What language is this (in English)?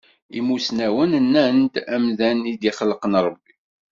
Kabyle